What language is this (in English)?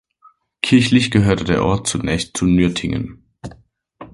German